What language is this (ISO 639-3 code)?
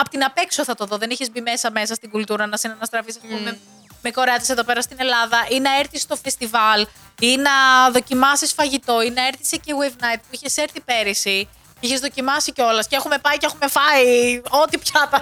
ell